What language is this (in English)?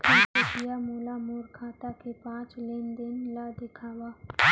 Chhattisgarhi